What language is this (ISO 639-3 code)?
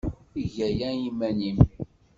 kab